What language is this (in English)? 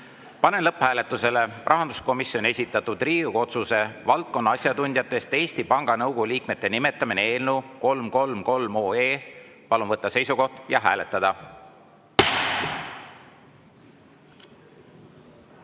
Estonian